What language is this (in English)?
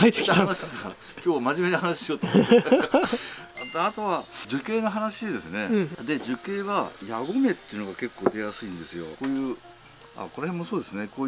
Japanese